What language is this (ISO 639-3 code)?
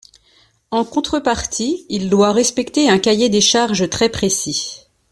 fra